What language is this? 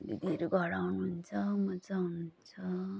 Nepali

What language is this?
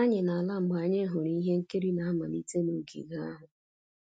Igbo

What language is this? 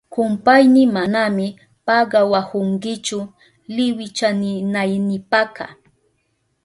Southern Pastaza Quechua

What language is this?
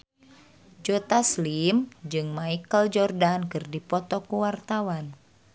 Sundanese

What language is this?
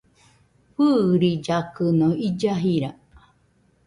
Nüpode Huitoto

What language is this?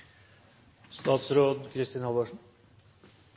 Norwegian Bokmål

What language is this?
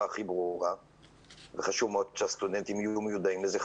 Hebrew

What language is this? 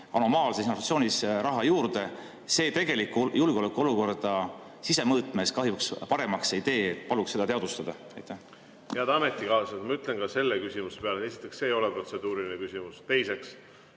Estonian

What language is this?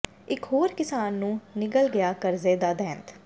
Punjabi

